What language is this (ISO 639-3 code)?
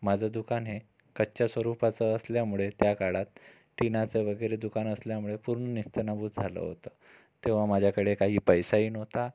mar